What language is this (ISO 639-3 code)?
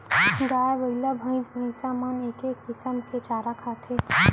hne